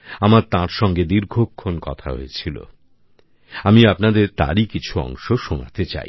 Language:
Bangla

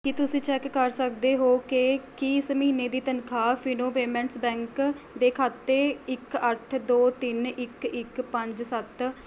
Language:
Punjabi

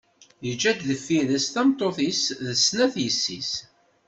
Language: Kabyle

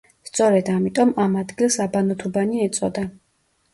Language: Georgian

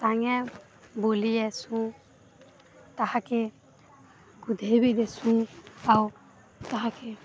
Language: Odia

